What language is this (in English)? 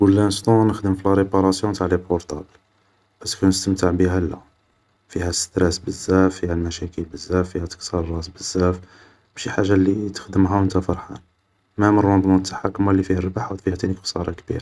Algerian Arabic